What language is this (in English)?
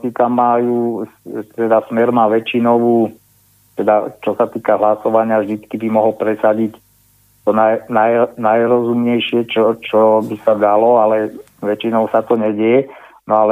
Slovak